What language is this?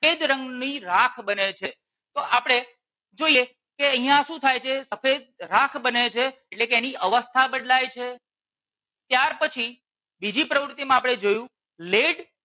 Gujarati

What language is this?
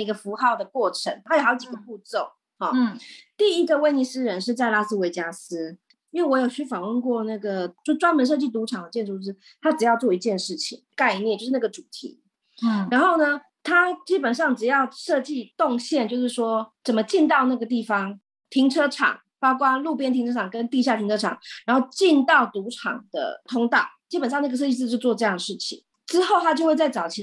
Chinese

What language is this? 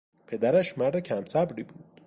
Persian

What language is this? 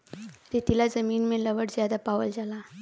Bhojpuri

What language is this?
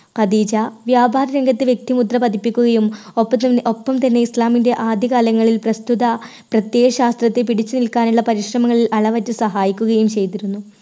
Malayalam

